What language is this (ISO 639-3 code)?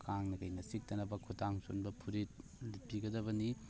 mni